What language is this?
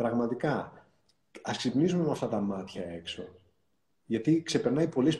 Greek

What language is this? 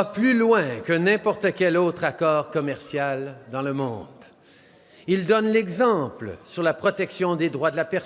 French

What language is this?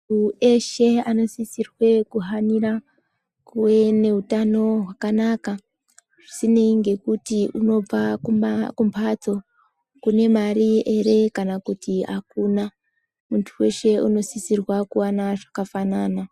Ndau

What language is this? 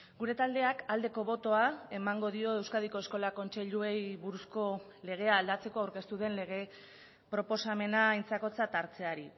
Basque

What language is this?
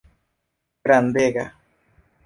Esperanto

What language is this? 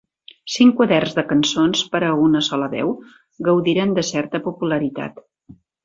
Catalan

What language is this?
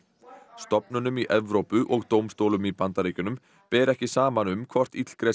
Icelandic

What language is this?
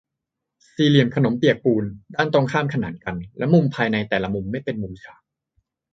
Thai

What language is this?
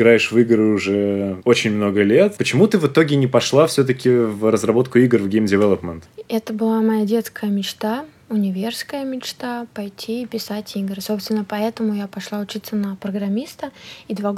Russian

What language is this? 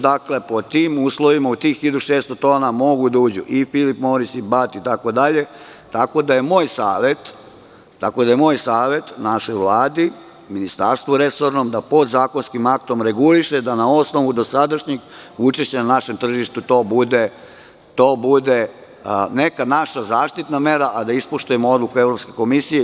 Serbian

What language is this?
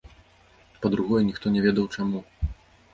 Belarusian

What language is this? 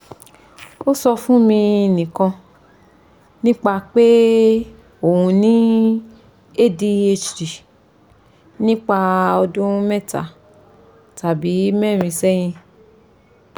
Yoruba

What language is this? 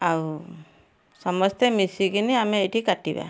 Odia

